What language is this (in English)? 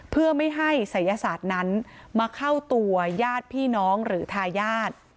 Thai